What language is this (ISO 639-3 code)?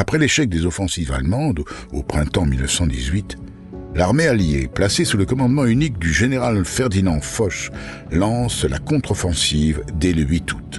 fra